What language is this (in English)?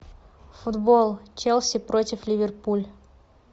Russian